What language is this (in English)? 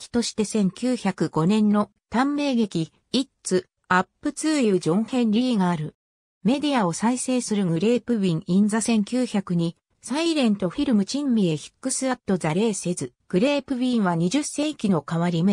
Japanese